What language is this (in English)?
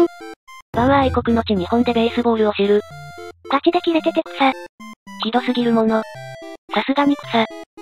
Japanese